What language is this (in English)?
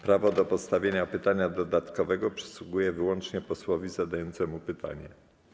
Polish